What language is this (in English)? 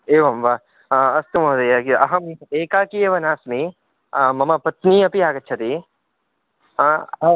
Sanskrit